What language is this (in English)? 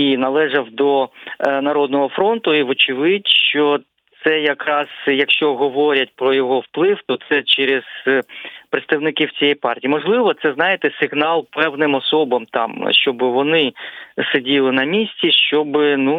Ukrainian